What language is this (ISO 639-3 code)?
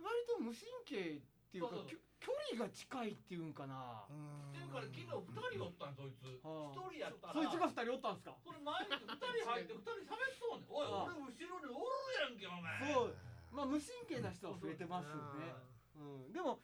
jpn